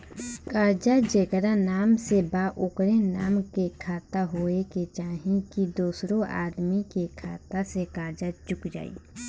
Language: Bhojpuri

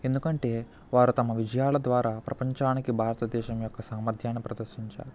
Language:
Telugu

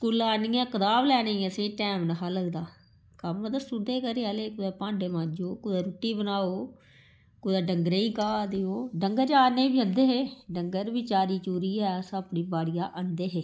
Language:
Dogri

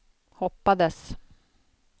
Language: Swedish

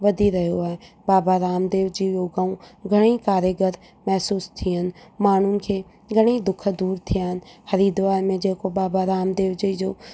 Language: Sindhi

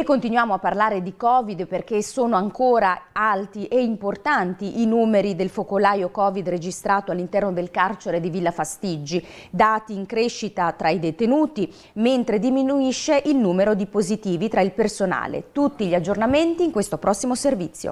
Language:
Italian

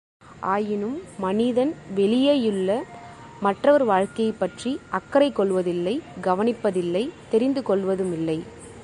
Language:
Tamil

